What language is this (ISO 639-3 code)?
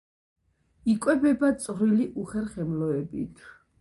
kat